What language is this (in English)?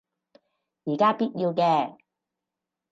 Cantonese